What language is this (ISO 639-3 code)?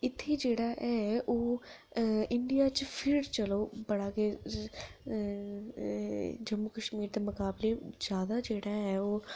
doi